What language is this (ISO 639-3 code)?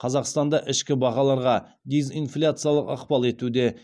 kaz